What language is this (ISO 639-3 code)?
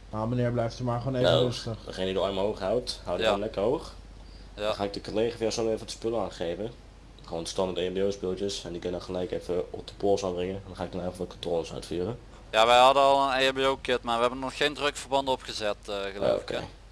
nld